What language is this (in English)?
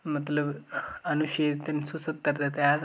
Dogri